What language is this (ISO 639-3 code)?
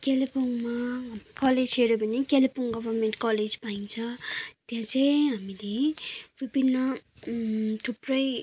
nep